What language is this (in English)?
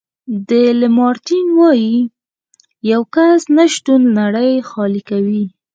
Pashto